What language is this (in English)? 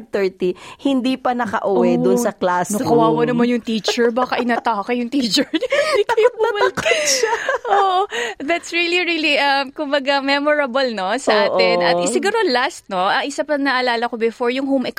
Filipino